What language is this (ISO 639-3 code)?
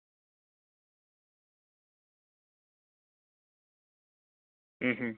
doi